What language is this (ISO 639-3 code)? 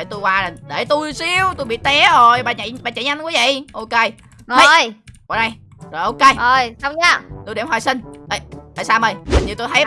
vie